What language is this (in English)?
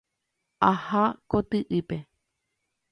Guarani